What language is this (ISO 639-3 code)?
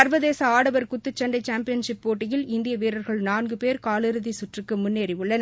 tam